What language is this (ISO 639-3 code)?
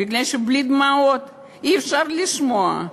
heb